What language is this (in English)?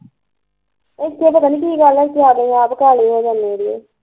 Punjabi